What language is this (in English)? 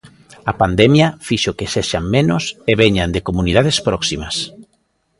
Galician